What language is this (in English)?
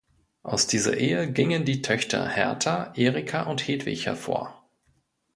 German